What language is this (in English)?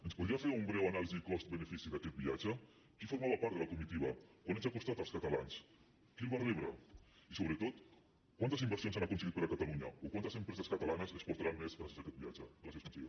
Catalan